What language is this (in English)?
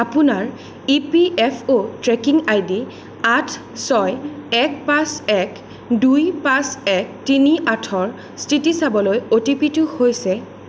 Assamese